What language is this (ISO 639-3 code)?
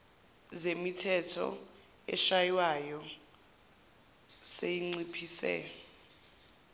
zul